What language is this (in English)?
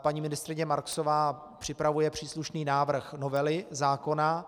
Czech